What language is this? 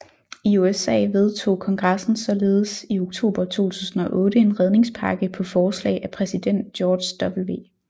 Danish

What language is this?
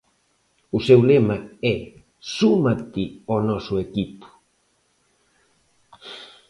Galician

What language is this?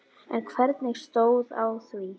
Icelandic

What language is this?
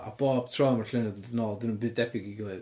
Welsh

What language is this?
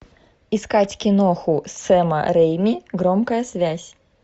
Russian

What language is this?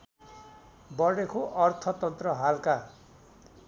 Nepali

